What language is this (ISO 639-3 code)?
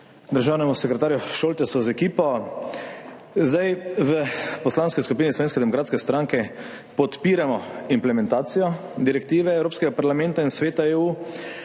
slv